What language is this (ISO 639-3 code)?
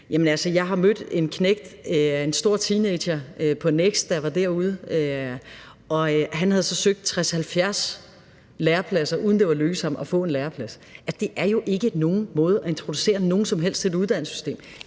dan